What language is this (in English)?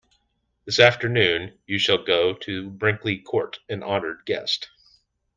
English